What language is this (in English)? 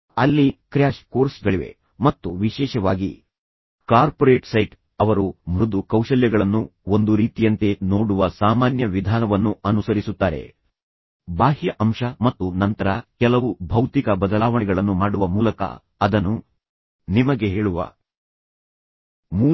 Kannada